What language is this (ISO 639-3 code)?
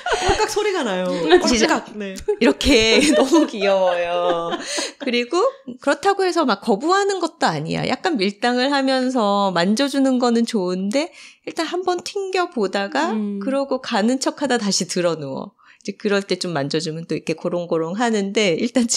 kor